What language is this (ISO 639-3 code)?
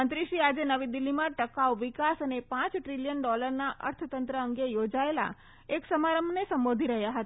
guj